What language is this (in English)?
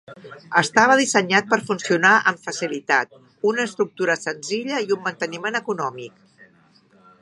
Catalan